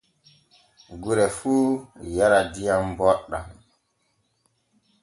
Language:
Borgu Fulfulde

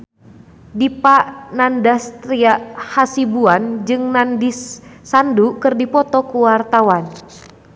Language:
Sundanese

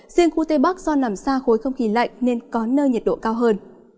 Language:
Vietnamese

